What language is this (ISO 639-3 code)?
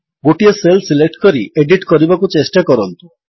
ori